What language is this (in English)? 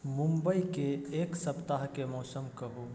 Maithili